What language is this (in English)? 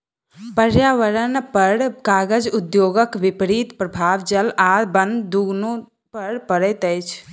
Maithili